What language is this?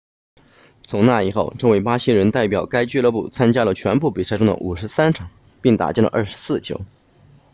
Chinese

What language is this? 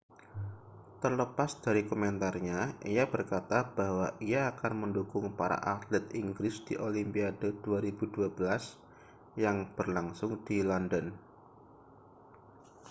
Indonesian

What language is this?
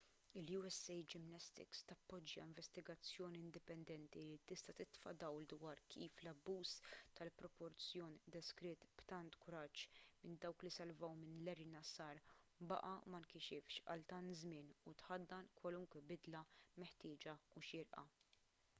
Maltese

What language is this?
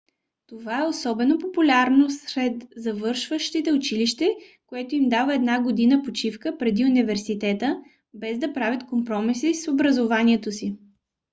Bulgarian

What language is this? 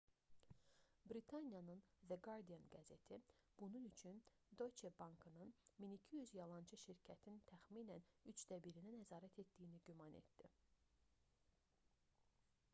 Azerbaijani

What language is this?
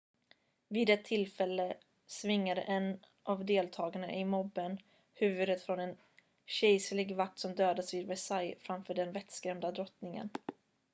Swedish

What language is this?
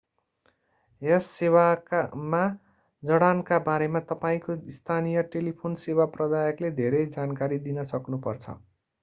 Nepali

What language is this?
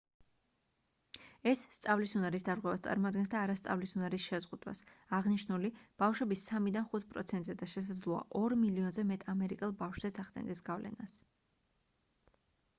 Georgian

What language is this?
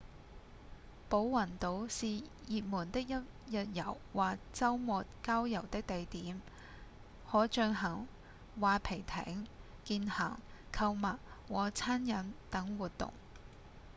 Cantonese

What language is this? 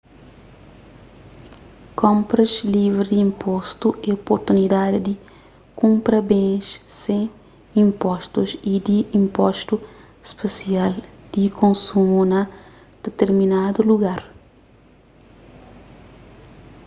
Kabuverdianu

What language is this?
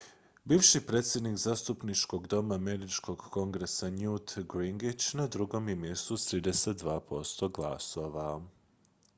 Croatian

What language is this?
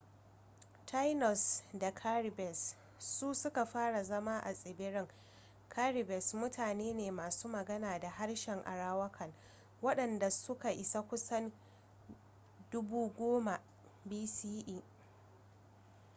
Hausa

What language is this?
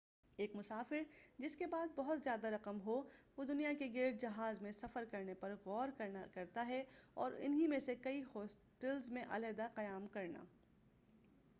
Urdu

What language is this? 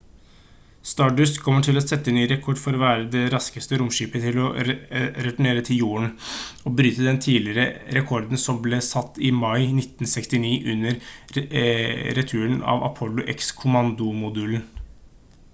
Norwegian Bokmål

